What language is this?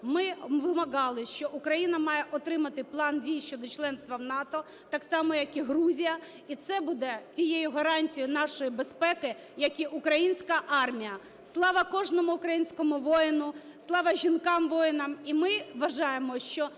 Ukrainian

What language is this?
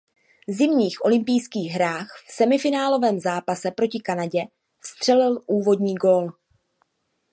Czech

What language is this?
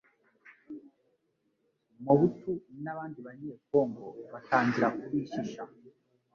Kinyarwanda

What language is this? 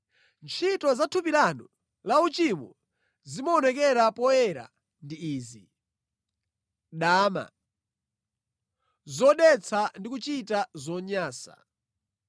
Nyanja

